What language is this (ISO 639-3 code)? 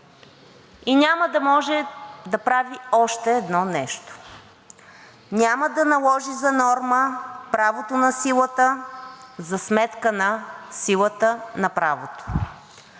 bul